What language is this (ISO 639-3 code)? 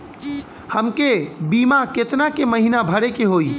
bho